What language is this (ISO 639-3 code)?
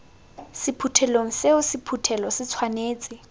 tsn